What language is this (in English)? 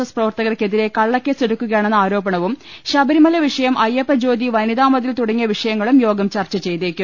Malayalam